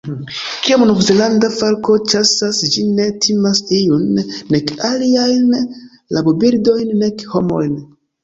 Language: Esperanto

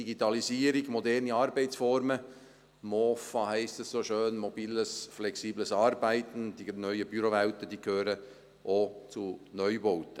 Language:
Swiss German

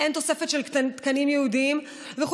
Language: Hebrew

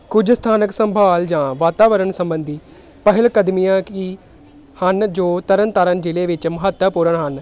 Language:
Punjabi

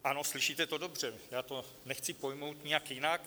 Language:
Czech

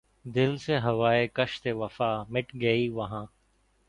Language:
Urdu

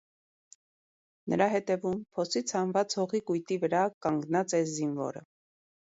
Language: Armenian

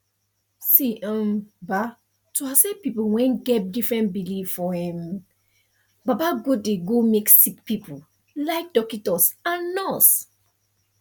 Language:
Nigerian Pidgin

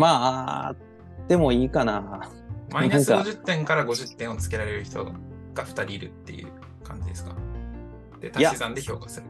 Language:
Japanese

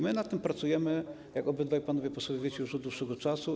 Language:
Polish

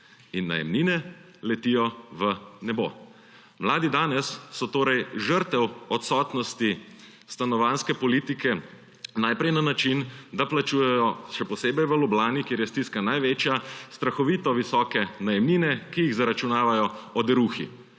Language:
Slovenian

